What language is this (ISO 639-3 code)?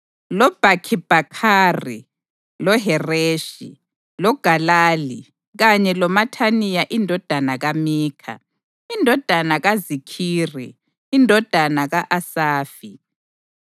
nde